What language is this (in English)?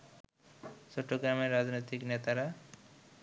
Bangla